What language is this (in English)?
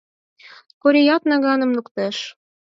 Mari